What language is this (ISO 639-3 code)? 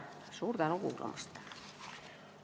est